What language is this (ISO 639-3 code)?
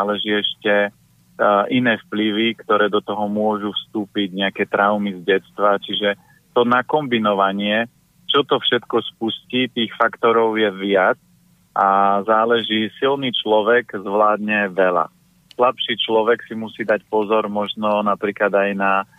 slk